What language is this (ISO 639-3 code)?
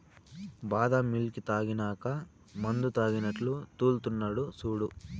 tel